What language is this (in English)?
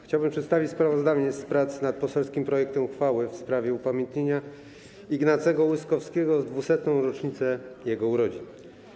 Polish